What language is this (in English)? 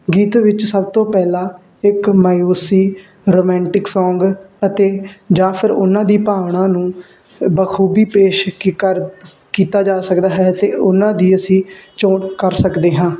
Punjabi